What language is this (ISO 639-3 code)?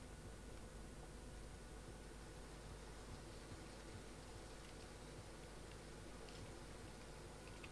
tur